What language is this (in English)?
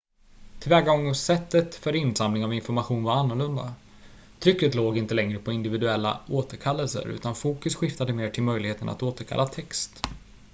Swedish